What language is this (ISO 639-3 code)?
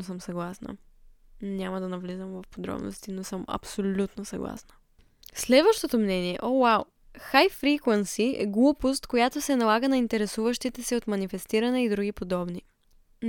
bul